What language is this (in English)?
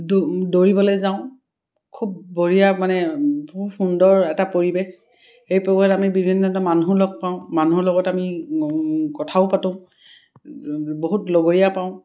Assamese